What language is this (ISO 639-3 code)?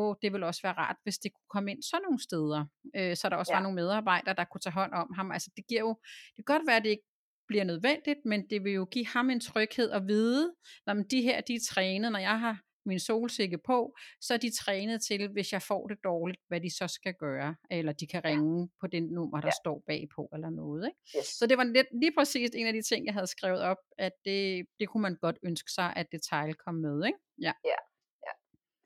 dan